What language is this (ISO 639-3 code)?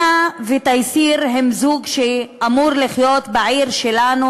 heb